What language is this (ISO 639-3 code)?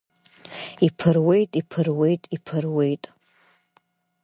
abk